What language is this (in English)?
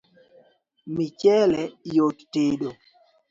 Luo (Kenya and Tanzania)